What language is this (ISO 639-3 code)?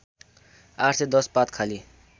nep